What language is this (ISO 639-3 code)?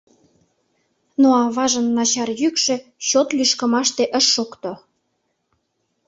chm